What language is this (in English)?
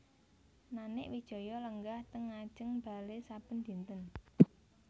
Javanese